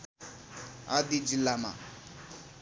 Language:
Nepali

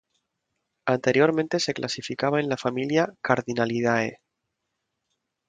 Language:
Spanish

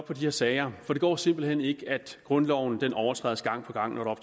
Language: Danish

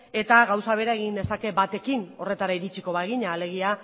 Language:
Basque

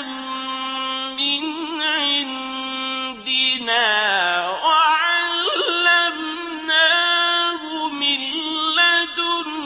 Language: Arabic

